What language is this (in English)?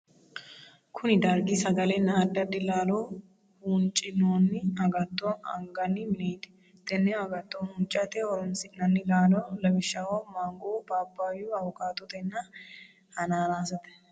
Sidamo